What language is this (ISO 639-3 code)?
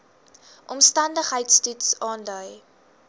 afr